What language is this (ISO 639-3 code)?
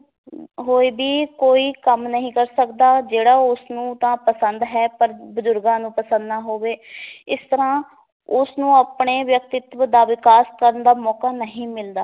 pan